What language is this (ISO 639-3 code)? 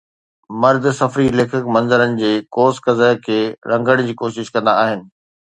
snd